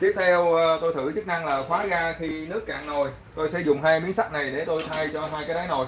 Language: Vietnamese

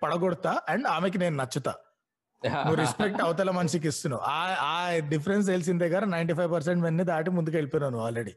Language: Telugu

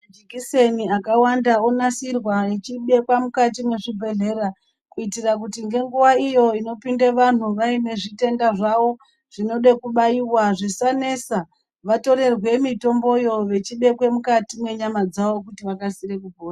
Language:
Ndau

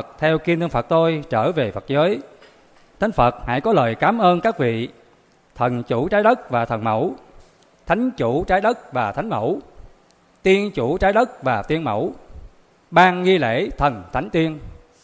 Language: Vietnamese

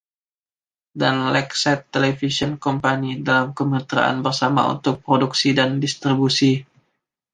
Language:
Indonesian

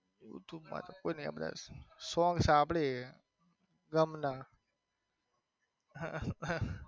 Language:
Gujarati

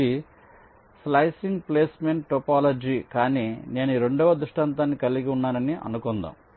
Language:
Telugu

